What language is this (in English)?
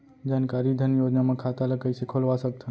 Chhattisgarhi